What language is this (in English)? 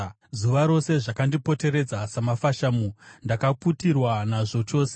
Shona